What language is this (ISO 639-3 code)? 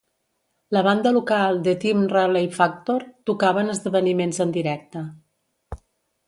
cat